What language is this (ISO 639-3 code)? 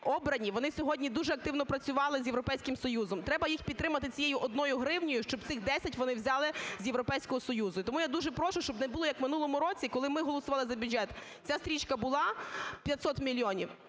ukr